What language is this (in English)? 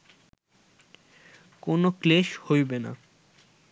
Bangla